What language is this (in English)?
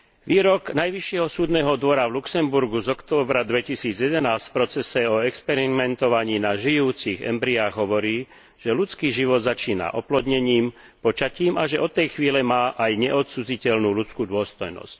Slovak